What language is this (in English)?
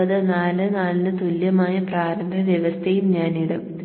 Malayalam